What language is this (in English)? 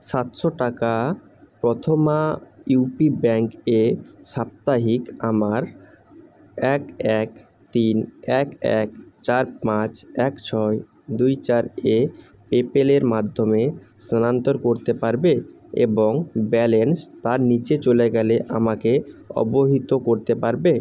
Bangla